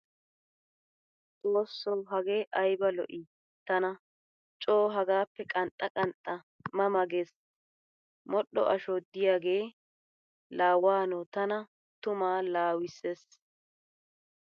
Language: Wolaytta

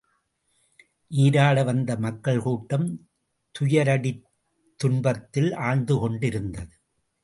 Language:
Tamil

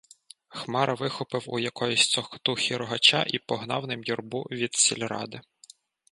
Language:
Ukrainian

